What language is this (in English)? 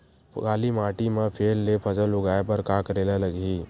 Chhattisgarhi